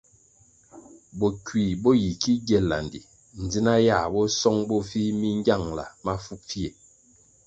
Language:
Kwasio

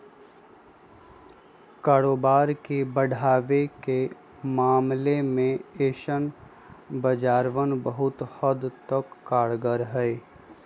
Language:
Magahi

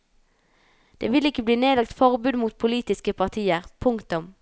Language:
Norwegian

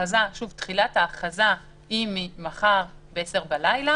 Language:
Hebrew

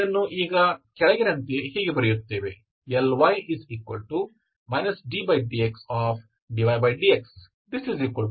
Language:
Kannada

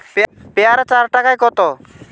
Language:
Bangla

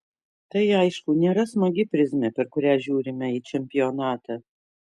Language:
Lithuanian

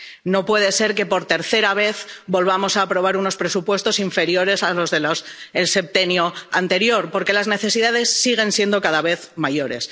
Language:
Spanish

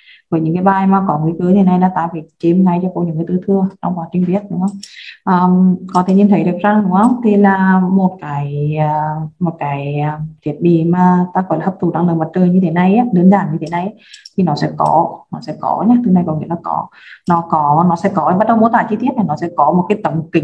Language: Vietnamese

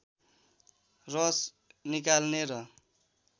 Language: Nepali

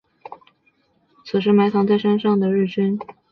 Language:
Chinese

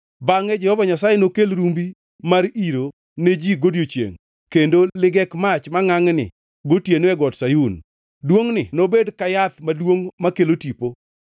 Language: Luo (Kenya and Tanzania)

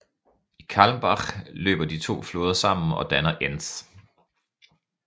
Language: Danish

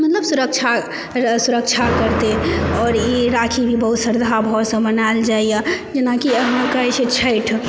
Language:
Maithili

